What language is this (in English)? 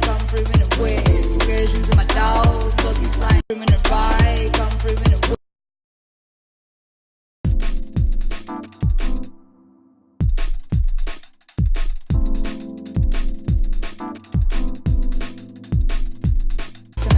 English